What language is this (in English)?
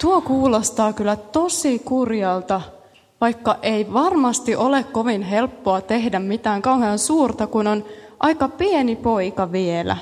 Finnish